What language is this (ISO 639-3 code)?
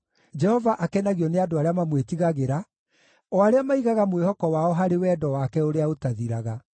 kik